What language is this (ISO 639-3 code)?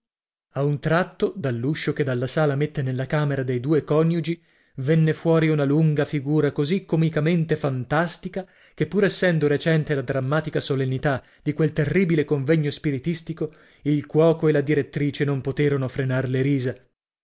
ita